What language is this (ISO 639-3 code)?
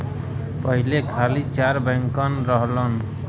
bho